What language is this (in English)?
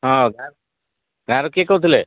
Odia